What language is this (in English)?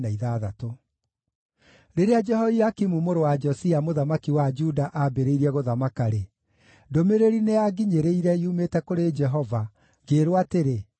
Kikuyu